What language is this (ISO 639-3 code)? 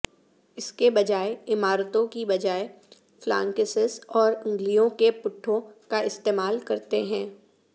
urd